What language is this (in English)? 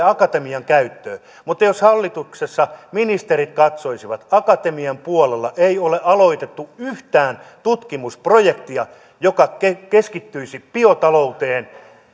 Finnish